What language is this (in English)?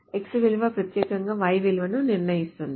Telugu